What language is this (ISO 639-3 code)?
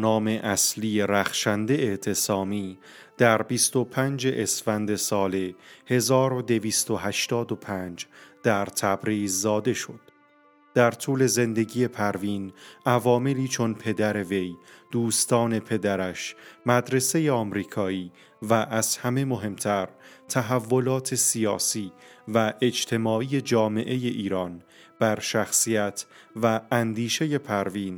fas